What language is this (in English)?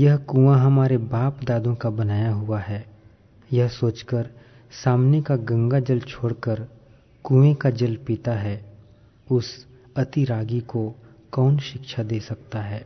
Hindi